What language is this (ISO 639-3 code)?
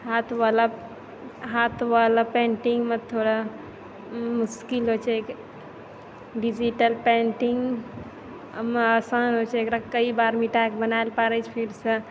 mai